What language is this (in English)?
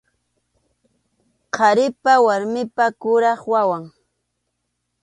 Arequipa-La Unión Quechua